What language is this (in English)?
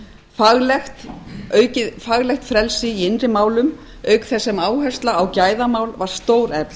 Icelandic